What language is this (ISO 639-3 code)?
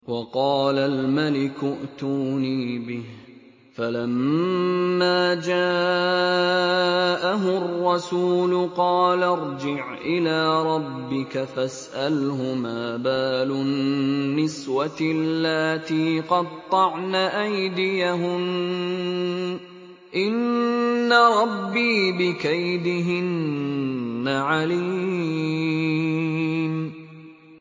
ara